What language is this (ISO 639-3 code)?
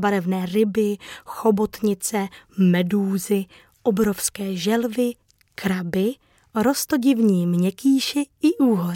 ces